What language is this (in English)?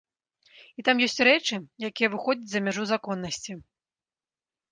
Belarusian